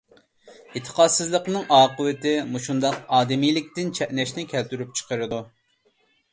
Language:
Uyghur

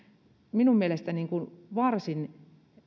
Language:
Finnish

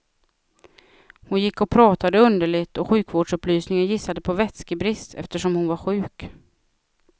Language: Swedish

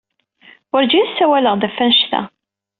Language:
Kabyle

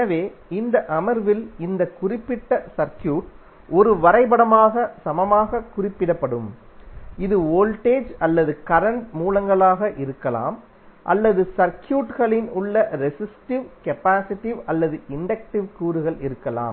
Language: Tamil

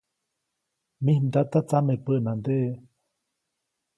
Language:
Copainalá Zoque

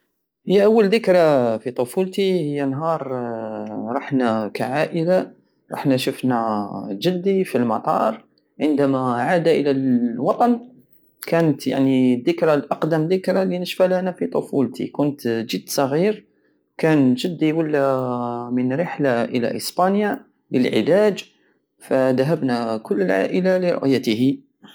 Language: Algerian Saharan Arabic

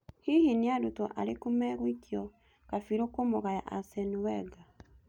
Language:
Kikuyu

